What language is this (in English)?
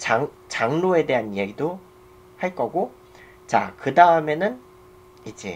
Korean